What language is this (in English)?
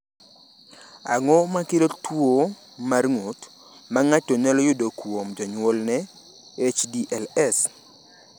Luo (Kenya and Tanzania)